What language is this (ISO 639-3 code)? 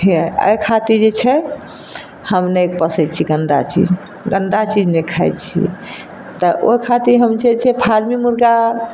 mai